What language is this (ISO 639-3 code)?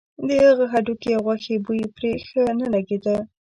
pus